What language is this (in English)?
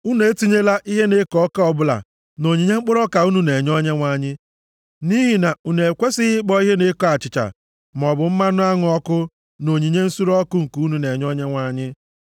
Igbo